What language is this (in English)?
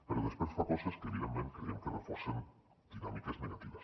Catalan